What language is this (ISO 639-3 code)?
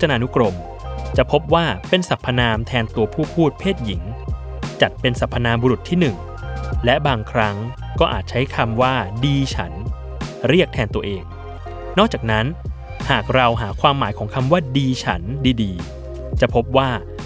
tha